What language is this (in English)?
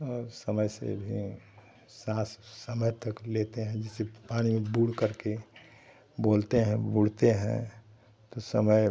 Hindi